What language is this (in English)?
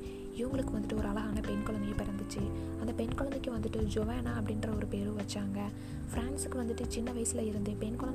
Tamil